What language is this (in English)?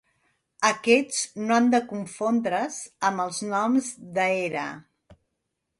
Catalan